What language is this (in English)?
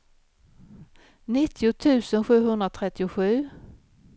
Swedish